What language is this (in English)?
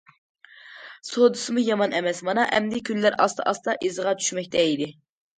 Uyghur